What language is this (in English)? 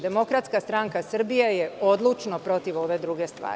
Serbian